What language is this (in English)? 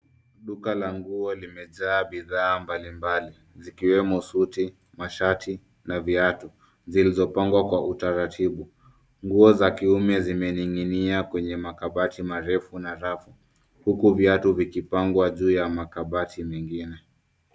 Swahili